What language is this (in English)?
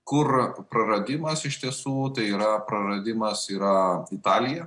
Lithuanian